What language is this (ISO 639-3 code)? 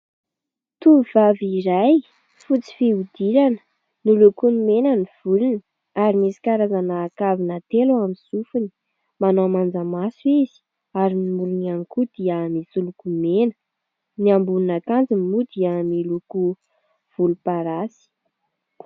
mlg